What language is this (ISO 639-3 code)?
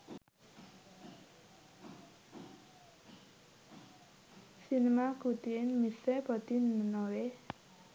sin